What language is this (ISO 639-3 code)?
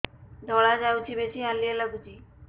ori